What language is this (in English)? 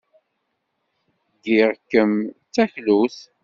Kabyle